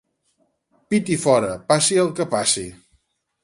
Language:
Catalan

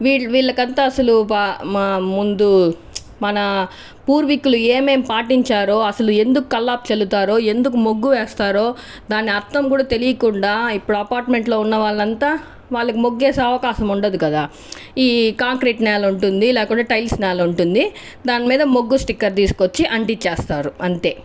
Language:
Telugu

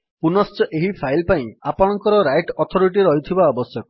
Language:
Odia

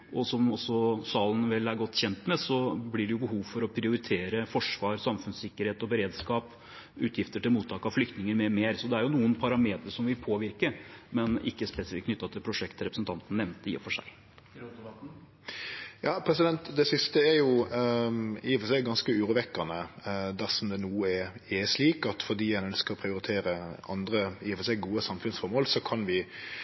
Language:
Norwegian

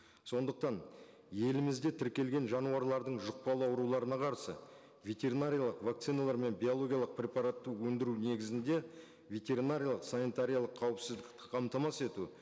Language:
Kazakh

